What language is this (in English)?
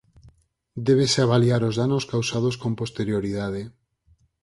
Galician